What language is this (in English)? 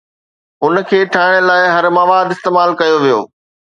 Sindhi